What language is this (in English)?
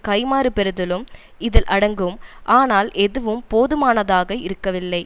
Tamil